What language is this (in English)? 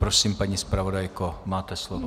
Czech